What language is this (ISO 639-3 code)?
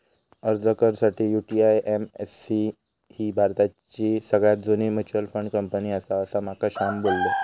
mar